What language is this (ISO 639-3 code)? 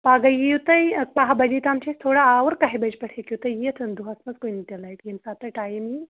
kas